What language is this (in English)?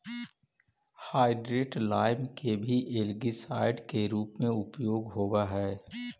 Magahi